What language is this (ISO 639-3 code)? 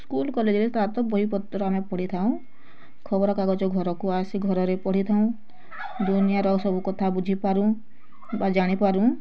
ori